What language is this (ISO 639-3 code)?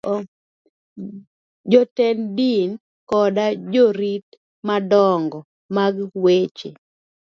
luo